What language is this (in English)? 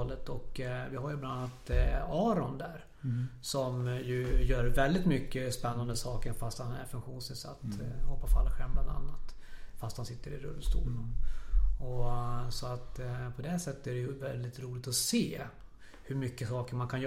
Swedish